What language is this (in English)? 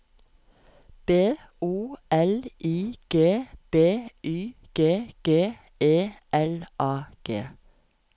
Norwegian